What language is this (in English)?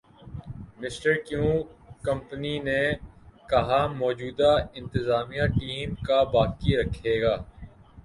Urdu